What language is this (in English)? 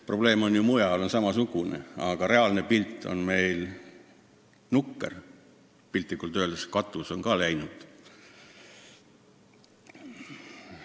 Estonian